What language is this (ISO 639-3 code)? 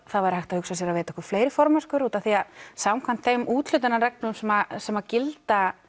isl